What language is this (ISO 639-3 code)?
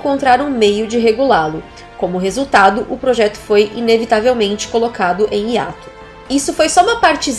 por